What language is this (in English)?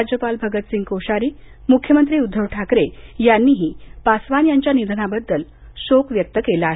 Marathi